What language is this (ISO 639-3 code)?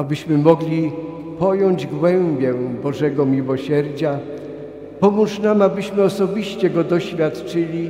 pol